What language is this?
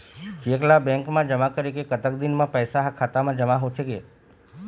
Chhattisgarhi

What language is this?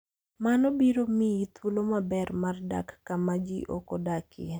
Luo (Kenya and Tanzania)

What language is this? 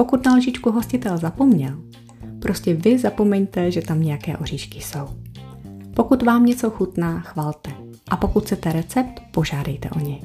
Czech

